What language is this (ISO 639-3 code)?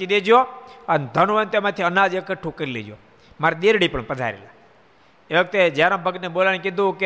guj